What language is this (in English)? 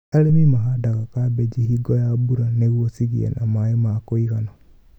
Kikuyu